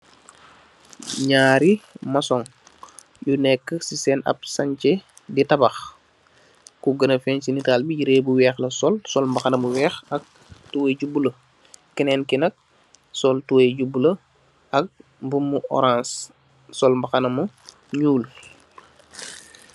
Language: Wolof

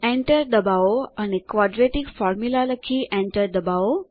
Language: Gujarati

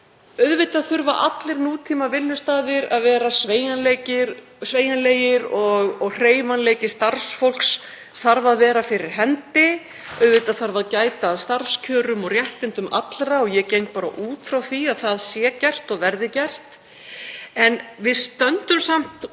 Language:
Icelandic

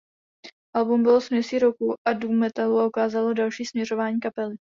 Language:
Czech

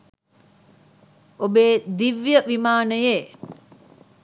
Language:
Sinhala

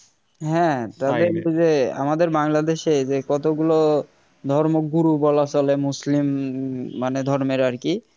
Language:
Bangla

